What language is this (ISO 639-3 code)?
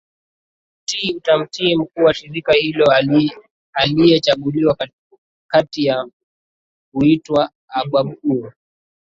swa